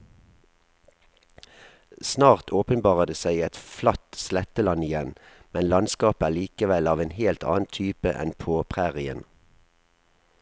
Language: Norwegian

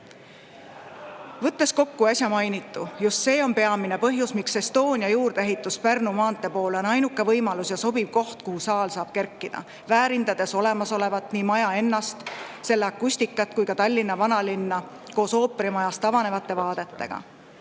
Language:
Estonian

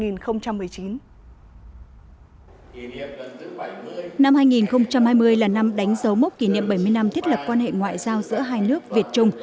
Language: Vietnamese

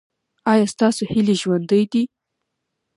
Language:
Pashto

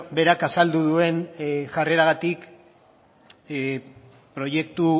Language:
Basque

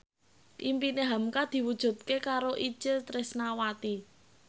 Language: Javanese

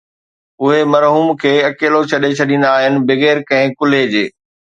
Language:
Sindhi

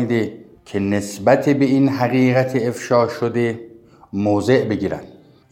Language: Persian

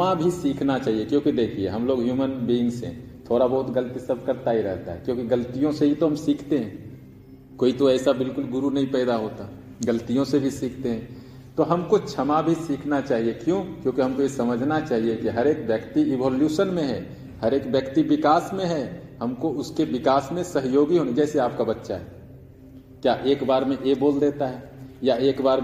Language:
Hindi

